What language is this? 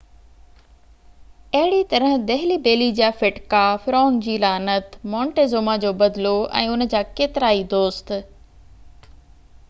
Sindhi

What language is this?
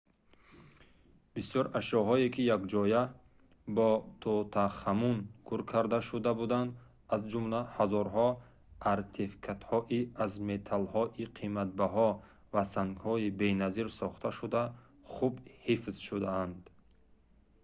Tajik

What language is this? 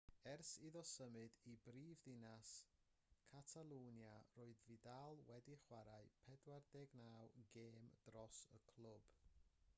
Welsh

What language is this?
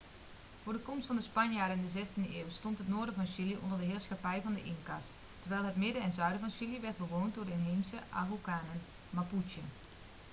Dutch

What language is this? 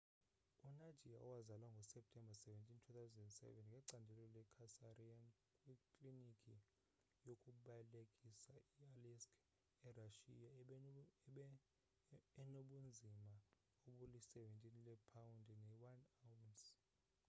Xhosa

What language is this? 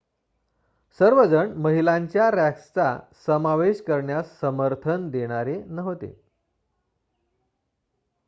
Marathi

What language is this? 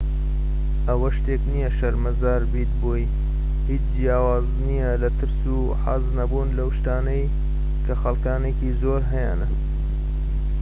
Central Kurdish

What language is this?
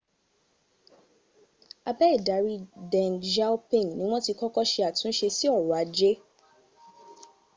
Yoruba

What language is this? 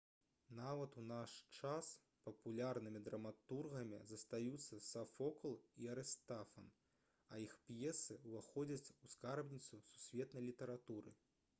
Belarusian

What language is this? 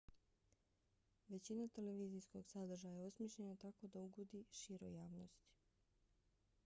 Bosnian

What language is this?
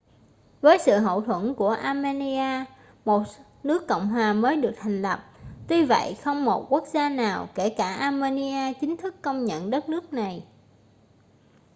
Vietnamese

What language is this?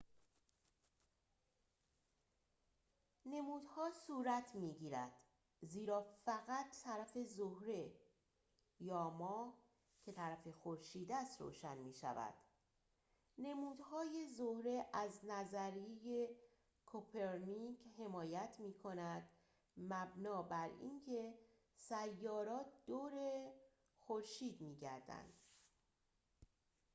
Persian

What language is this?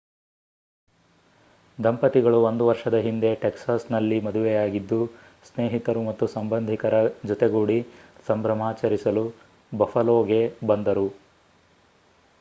Kannada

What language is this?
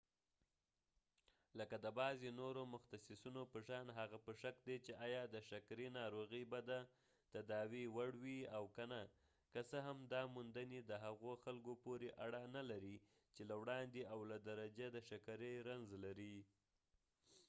Pashto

